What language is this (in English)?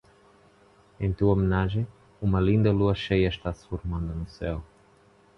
Portuguese